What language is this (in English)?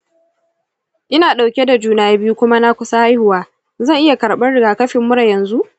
Hausa